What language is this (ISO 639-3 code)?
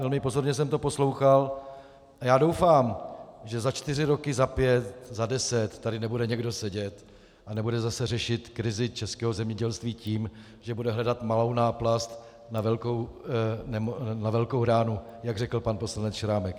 ces